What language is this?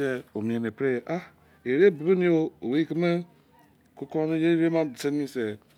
Izon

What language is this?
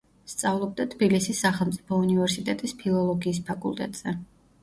Georgian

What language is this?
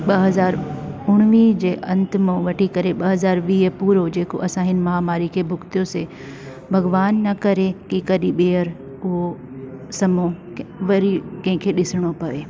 Sindhi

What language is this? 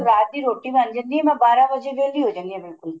Punjabi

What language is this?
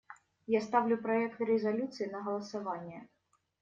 Russian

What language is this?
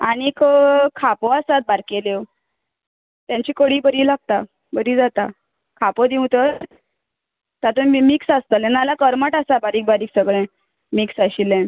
Konkani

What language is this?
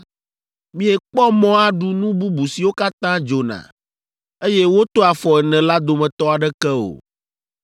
Ewe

